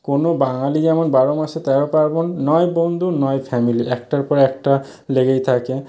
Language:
Bangla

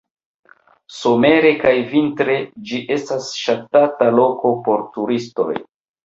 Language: Esperanto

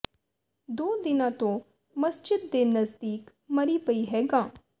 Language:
Punjabi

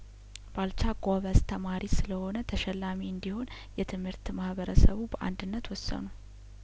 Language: Amharic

